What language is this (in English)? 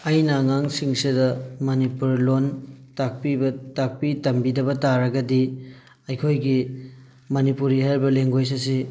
Manipuri